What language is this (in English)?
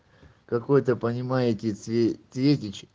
Russian